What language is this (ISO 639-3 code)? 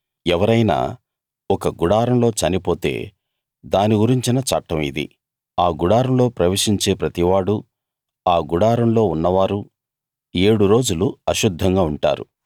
tel